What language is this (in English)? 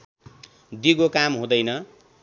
Nepali